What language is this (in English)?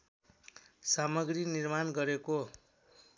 Nepali